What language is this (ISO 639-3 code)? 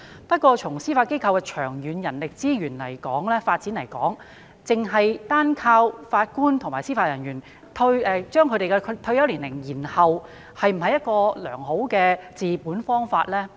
yue